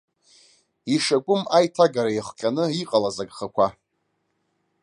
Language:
Abkhazian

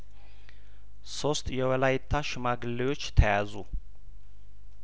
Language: Amharic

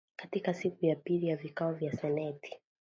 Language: Swahili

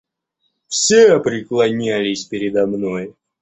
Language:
Russian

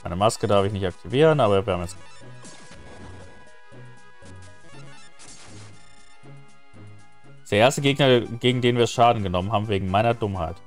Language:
German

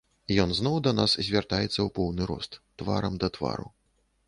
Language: Belarusian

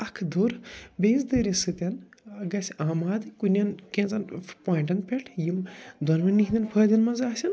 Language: Kashmiri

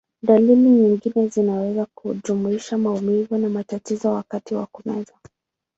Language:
Swahili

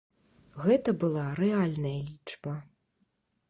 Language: Belarusian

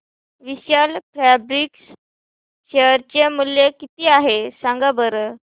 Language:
Marathi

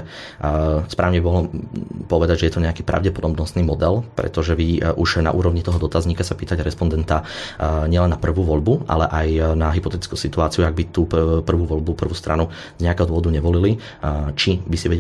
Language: Slovak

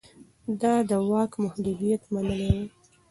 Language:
Pashto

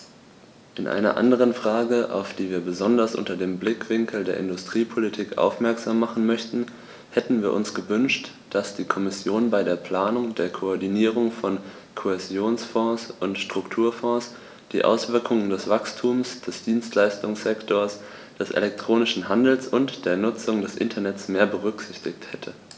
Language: German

